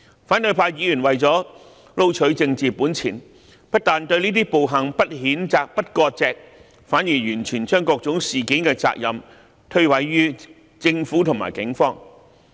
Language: Cantonese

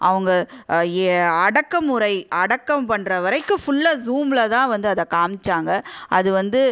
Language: Tamil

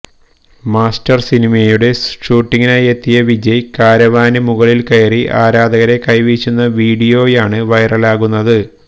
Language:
Malayalam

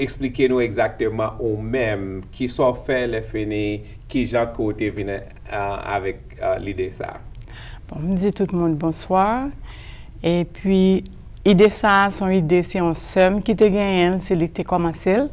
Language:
French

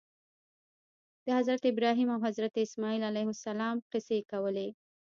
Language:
Pashto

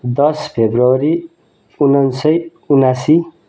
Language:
Nepali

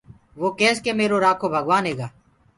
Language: Gurgula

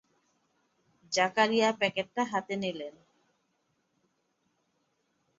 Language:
Bangla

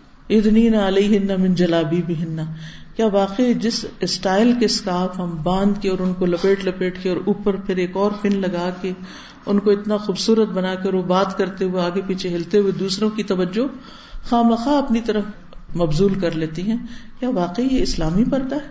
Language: Urdu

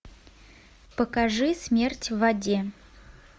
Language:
Russian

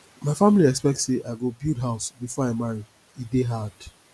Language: Nigerian Pidgin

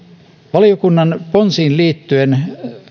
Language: Finnish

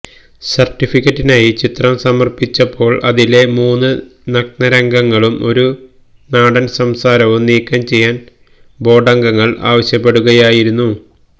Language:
Malayalam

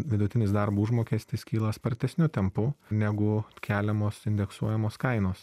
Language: Lithuanian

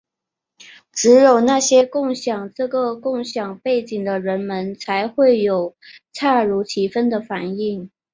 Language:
Chinese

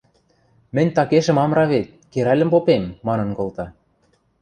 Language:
Western Mari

